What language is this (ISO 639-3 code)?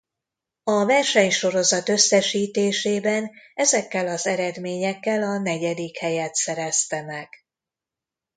hun